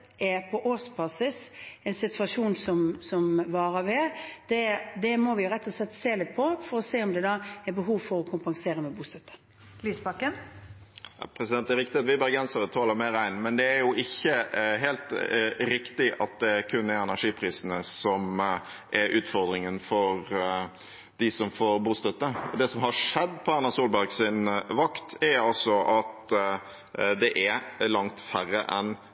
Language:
Norwegian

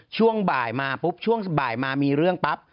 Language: Thai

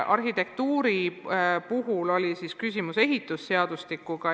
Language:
Estonian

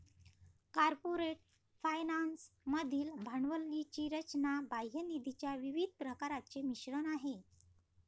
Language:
Marathi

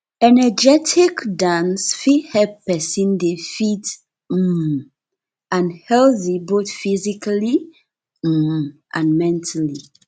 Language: Nigerian Pidgin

